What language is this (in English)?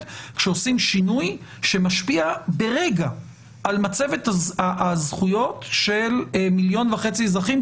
Hebrew